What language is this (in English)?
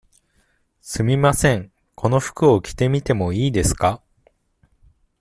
Japanese